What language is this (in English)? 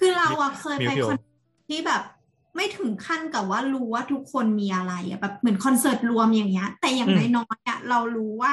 Thai